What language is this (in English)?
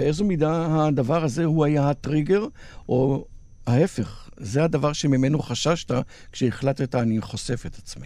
Hebrew